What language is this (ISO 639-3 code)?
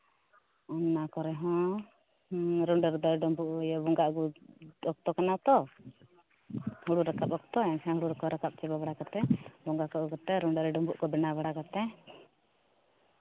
sat